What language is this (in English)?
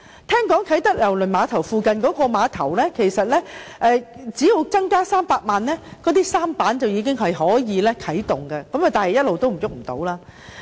Cantonese